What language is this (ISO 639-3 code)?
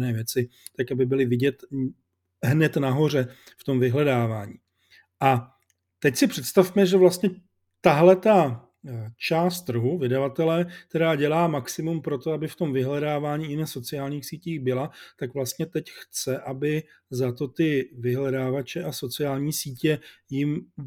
ces